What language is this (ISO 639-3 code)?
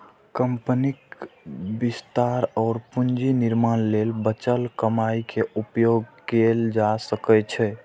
mai